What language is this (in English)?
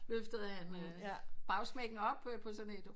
Danish